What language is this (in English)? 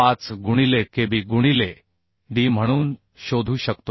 Marathi